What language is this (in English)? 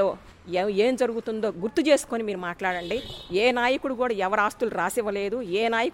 Telugu